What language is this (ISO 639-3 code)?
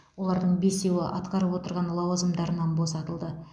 kaz